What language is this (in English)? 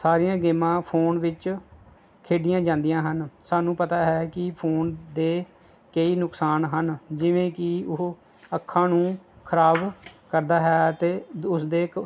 Punjabi